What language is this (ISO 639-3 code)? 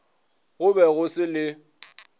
nso